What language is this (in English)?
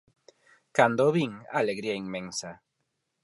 Galician